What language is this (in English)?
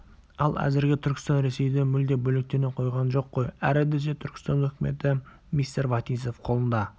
Kazakh